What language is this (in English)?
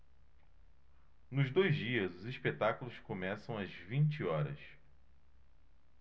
Portuguese